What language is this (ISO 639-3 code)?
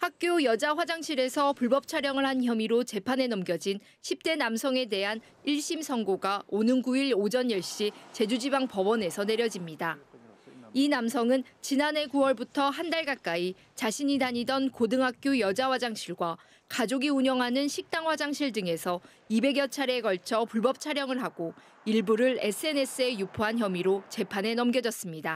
kor